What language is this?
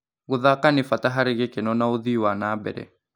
Kikuyu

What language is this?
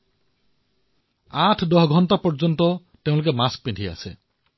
Assamese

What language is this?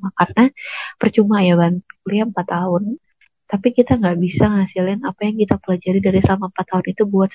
Indonesian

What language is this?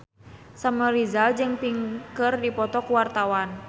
Sundanese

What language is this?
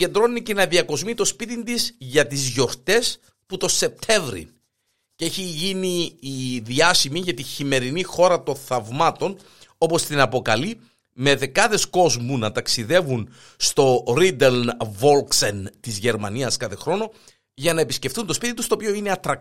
Greek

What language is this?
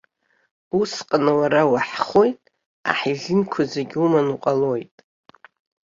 Abkhazian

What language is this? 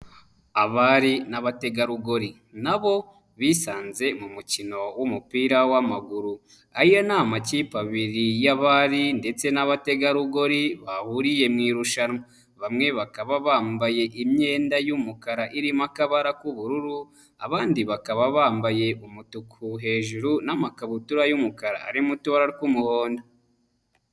Kinyarwanda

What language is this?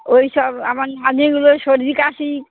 Bangla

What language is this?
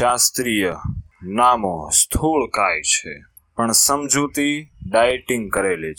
Hindi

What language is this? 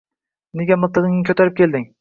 Uzbek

